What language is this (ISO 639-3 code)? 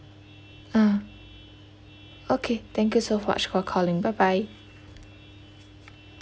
eng